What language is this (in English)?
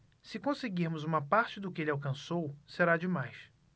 Portuguese